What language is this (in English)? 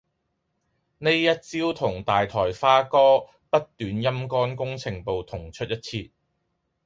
Cantonese